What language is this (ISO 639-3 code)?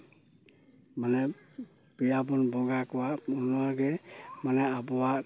sat